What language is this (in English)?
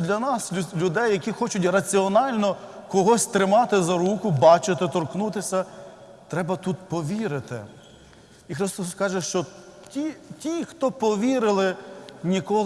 Ukrainian